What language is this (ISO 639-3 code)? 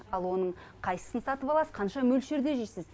kaz